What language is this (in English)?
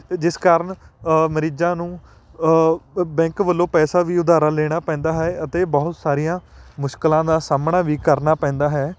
Punjabi